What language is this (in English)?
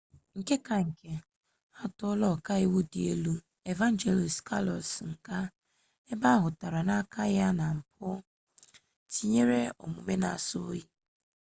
Igbo